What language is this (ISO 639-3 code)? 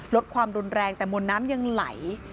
tha